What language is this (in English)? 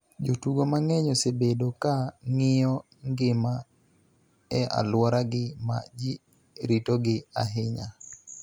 Luo (Kenya and Tanzania)